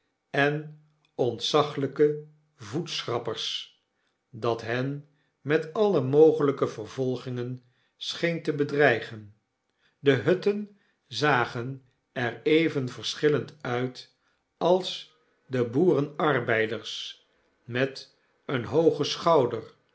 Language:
Dutch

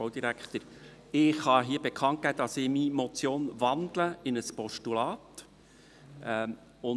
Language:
Swiss German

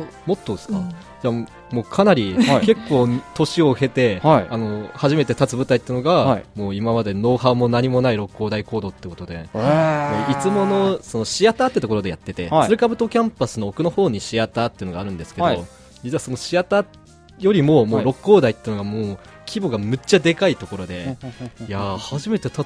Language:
Japanese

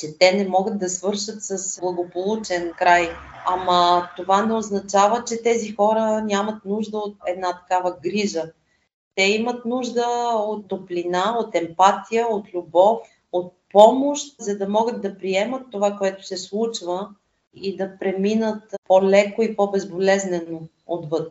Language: Bulgarian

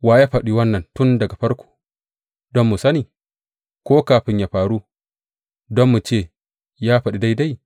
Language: Hausa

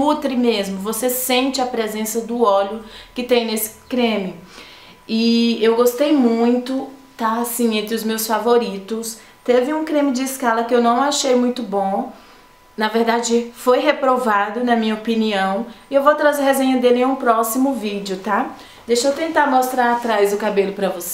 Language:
Portuguese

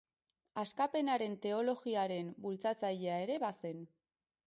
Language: Basque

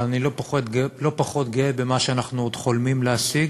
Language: Hebrew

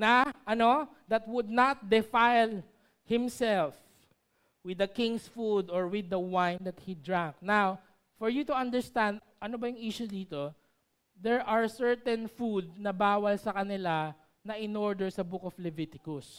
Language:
Filipino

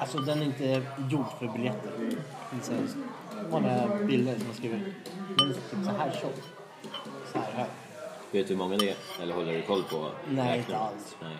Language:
Swedish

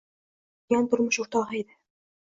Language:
Uzbek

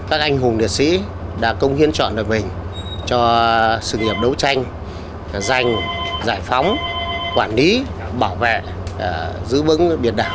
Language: Vietnamese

